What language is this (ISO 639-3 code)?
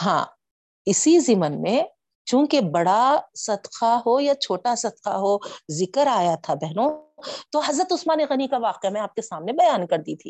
urd